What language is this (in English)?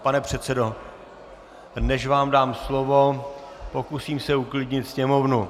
Czech